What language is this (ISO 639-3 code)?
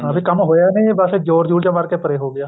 pan